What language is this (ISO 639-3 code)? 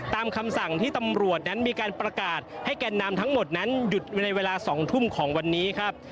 tha